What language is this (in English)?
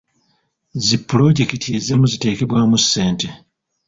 Ganda